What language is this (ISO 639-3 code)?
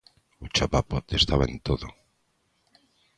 glg